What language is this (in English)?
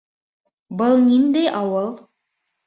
Bashkir